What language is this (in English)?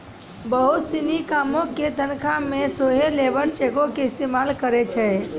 Maithili